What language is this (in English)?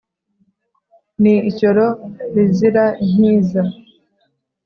Kinyarwanda